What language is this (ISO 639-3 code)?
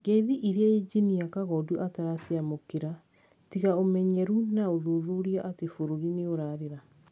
kik